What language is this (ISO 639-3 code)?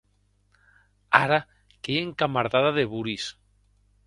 oci